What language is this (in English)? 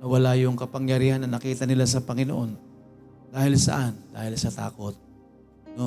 Filipino